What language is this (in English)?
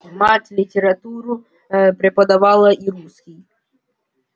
Russian